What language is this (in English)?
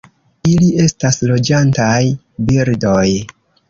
Esperanto